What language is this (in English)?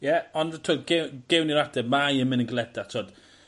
Welsh